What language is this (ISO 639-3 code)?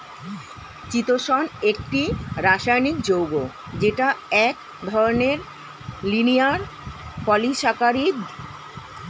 ben